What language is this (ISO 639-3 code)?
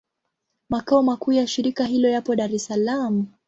swa